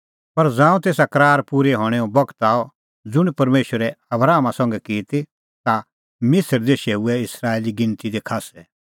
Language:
Kullu Pahari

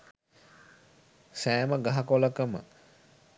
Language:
Sinhala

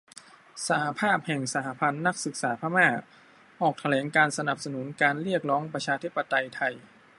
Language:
Thai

